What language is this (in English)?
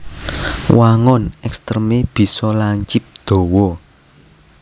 Javanese